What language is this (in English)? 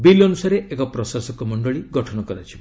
Odia